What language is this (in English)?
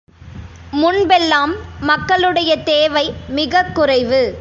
Tamil